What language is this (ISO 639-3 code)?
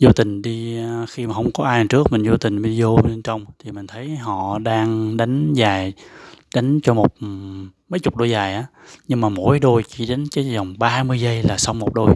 vie